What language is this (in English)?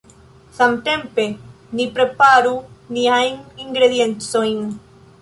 Esperanto